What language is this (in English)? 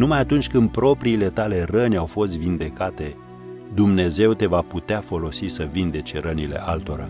Romanian